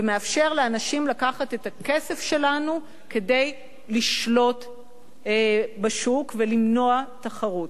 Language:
Hebrew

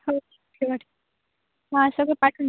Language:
Marathi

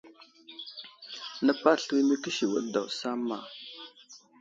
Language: Wuzlam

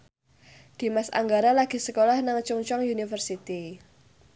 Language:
Javanese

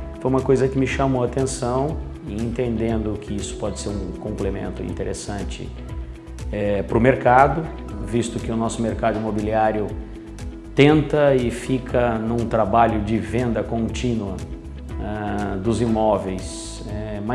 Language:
Portuguese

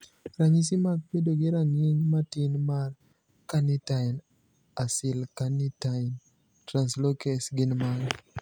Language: Luo (Kenya and Tanzania)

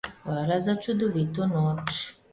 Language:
Slovenian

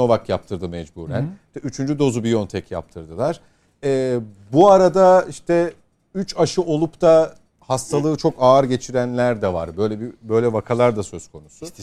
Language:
Turkish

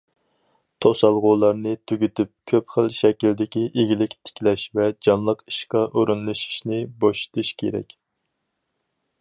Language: Uyghur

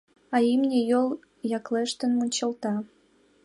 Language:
Mari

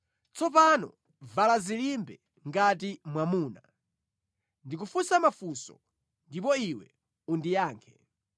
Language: Nyanja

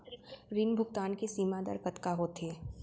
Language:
Chhattisgarhi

